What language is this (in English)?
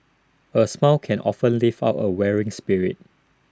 English